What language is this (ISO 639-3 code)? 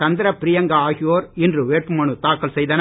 tam